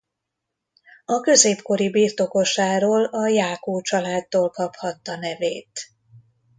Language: Hungarian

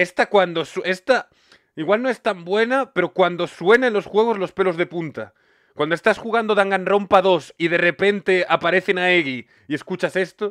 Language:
Spanish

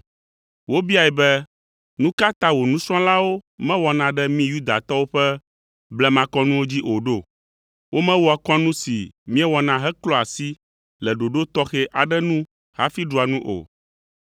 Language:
Ewe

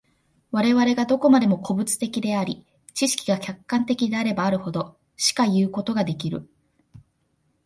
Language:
Japanese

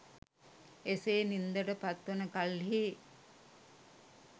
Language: Sinhala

